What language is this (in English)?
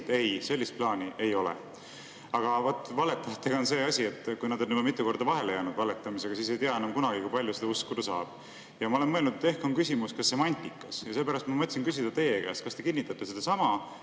Estonian